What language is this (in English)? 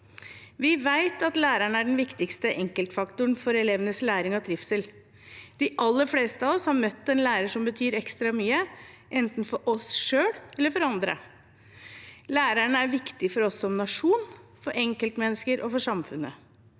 Norwegian